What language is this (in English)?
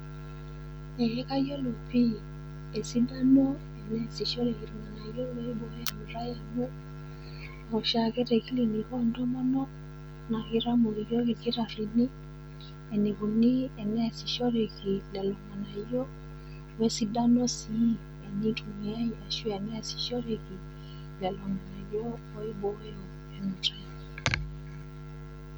Masai